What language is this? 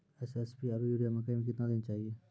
Maithili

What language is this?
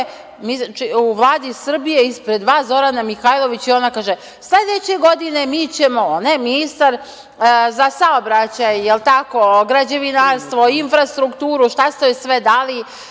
Serbian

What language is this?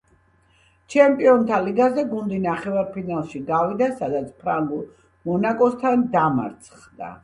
Georgian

